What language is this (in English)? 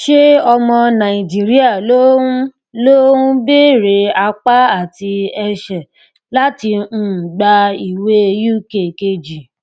Yoruba